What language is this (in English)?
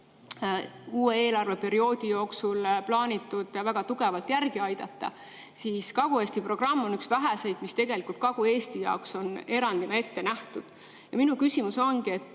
Estonian